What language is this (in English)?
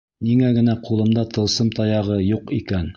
Bashkir